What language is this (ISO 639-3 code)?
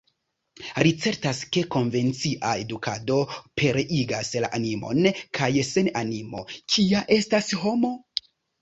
epo